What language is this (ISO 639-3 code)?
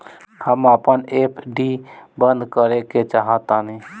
bho